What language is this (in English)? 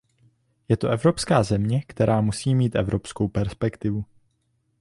Czech